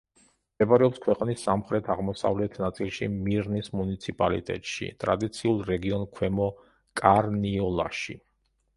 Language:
Georgian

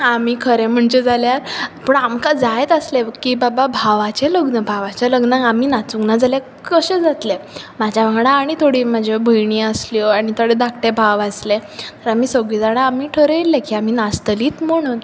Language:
Konkani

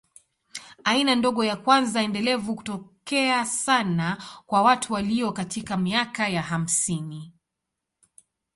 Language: Swahili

